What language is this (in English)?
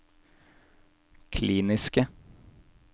Norwegian